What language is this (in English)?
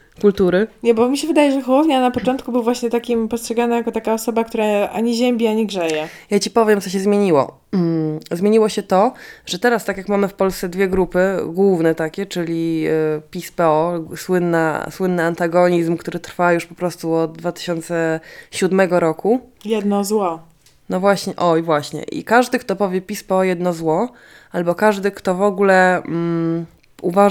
Polish